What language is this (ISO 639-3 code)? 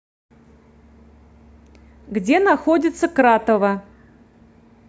rus